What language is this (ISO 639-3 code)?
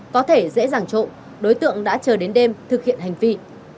vie